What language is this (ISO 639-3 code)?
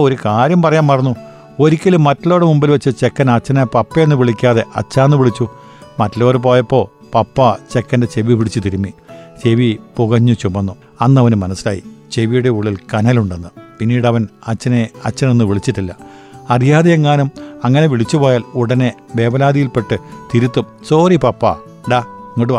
mal